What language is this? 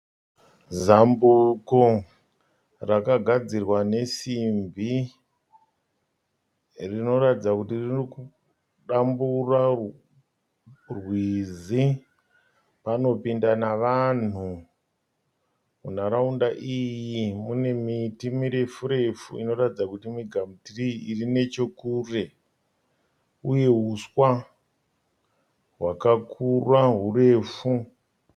Shona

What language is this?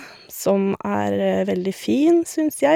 Norwegian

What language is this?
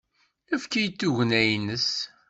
Kabyle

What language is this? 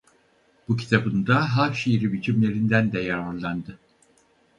Turkish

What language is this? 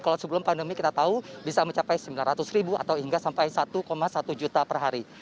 Indonesian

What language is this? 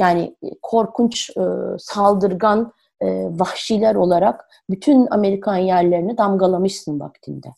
Turkish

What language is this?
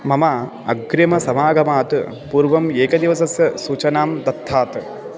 Sanskrit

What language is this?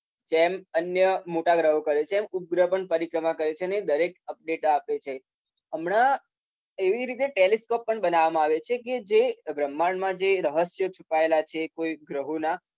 Gujarati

